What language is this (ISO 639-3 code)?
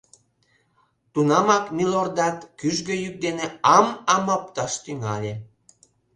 chm